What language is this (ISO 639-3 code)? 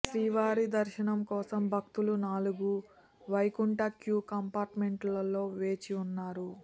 tel